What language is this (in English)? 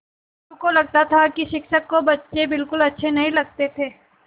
Hindi